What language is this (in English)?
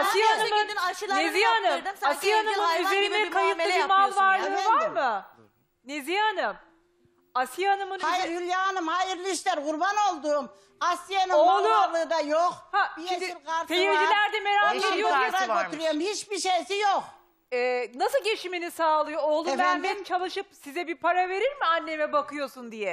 Turkish